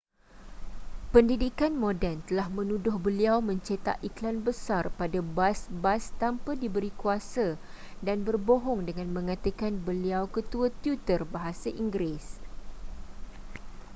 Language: Malay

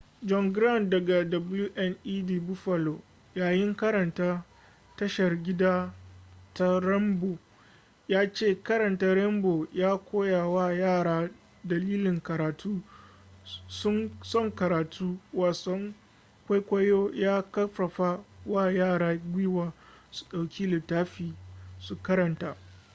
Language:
Hausa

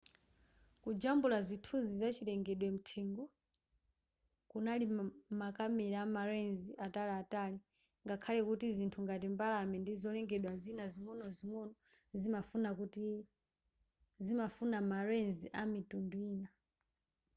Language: Nyanja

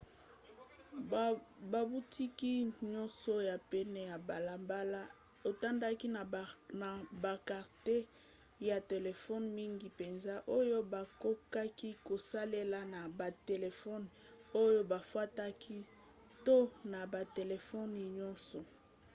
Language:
Lingala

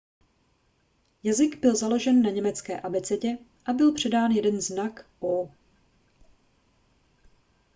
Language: Czech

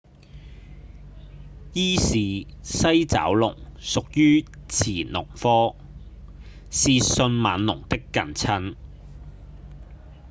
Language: Cantonese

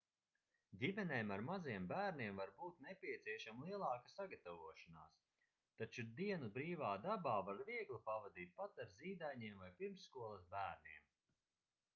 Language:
Latvian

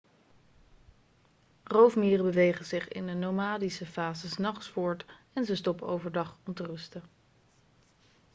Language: Dutch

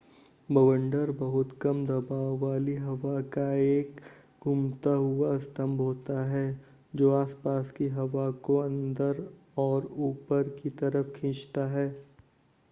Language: Hindi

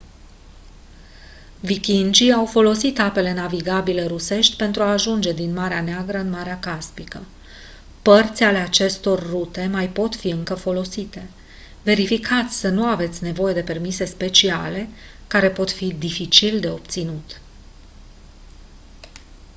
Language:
Romanian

